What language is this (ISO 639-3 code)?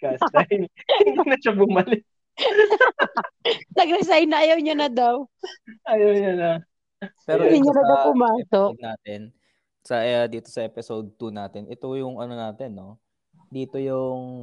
fil